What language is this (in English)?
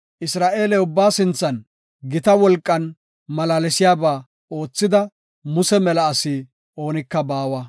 Gofa